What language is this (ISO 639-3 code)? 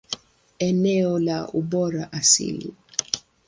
swa